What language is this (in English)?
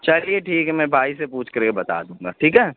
Urdu